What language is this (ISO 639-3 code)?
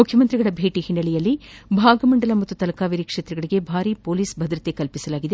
kan